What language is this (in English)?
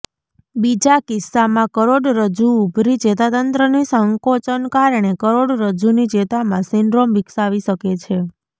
Gujarati